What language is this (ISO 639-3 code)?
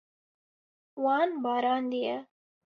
kur